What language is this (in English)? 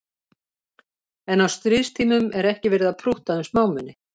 Icelandic